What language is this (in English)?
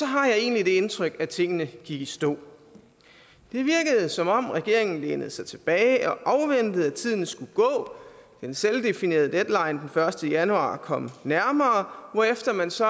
Danish